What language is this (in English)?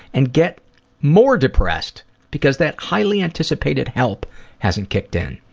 English